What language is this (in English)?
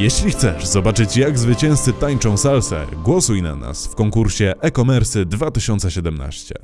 Polish